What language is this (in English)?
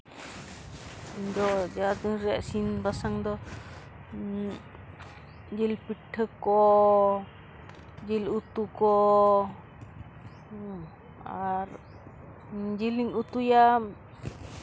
Santali